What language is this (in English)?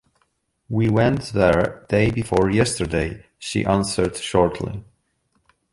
English